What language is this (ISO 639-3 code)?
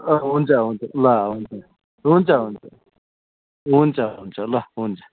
nep